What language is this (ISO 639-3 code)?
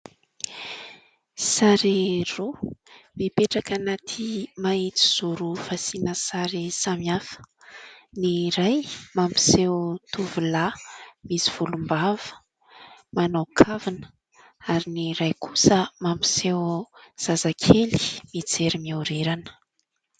mlg